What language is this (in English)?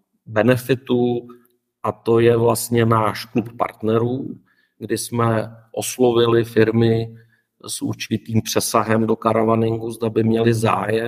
Czech